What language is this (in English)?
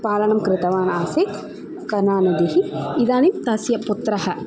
Sanskrit